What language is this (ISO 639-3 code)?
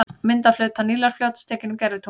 isl